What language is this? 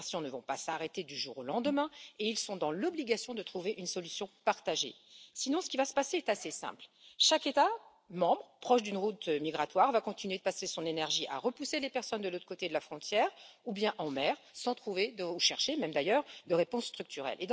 French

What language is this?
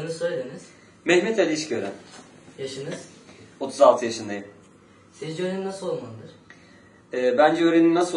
Turkish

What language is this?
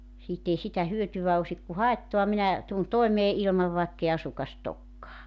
Finnish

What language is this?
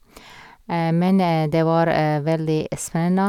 Norwegian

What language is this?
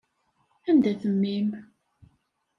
Kabyle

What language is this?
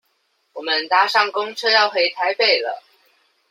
Chinese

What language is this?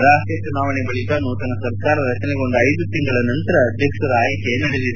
Kannada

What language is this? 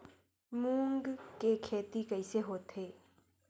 Chhattisgarhi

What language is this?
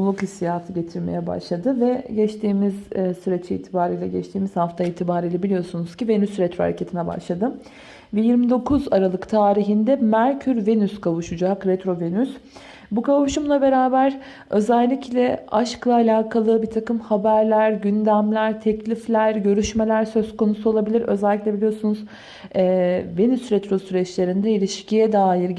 Turkish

